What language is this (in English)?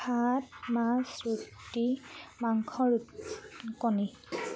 Assamese